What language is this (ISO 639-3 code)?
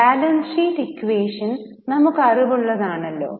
mal